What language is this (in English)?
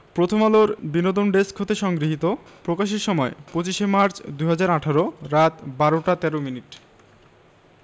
Bangla